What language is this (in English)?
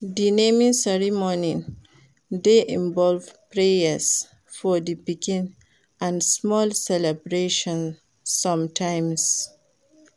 Nigerian Pidgin